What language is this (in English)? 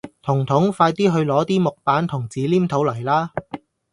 Cantonese